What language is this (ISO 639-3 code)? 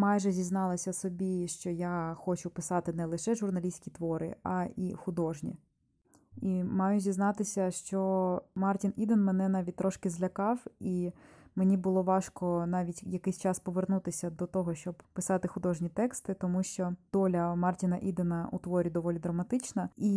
ukr